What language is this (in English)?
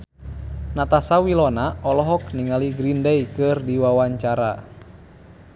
Sundanese